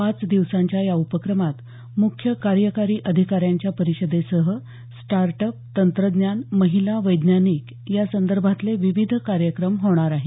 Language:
Marathi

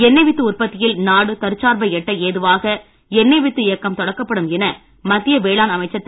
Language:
Tamil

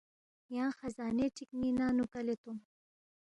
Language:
Balti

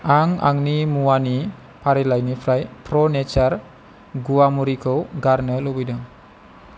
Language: Bodo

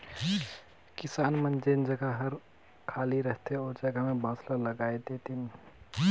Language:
Chhattisgarhi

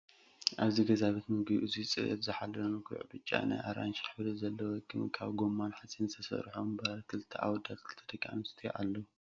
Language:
Tigrinya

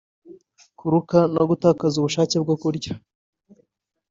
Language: Kinyarwanda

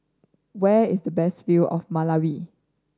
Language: English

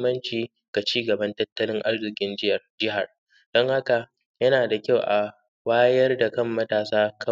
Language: Hausa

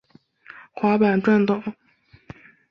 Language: Chinese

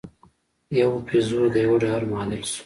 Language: Pashto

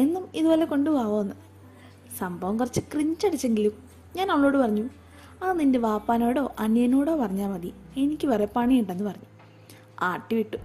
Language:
Malayalam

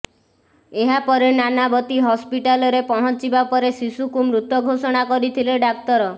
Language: Odia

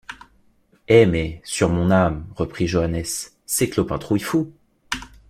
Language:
French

